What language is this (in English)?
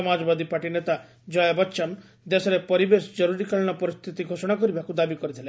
Odia